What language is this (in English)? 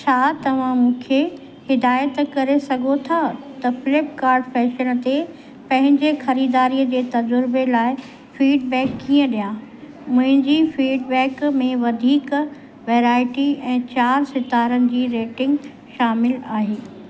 Sindhi